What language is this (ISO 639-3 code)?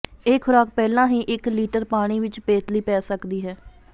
pan